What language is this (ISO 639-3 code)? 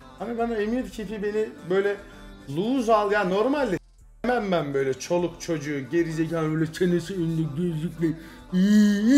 tur